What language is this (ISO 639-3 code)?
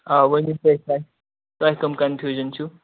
kas